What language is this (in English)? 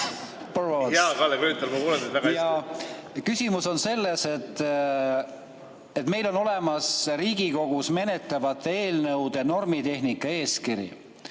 Estonian